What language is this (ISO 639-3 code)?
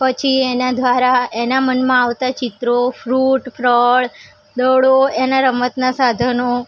guj